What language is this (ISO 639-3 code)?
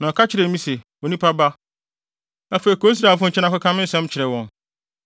aka